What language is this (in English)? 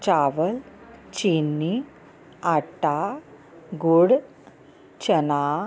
Punjabi